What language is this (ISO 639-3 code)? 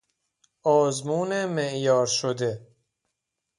fas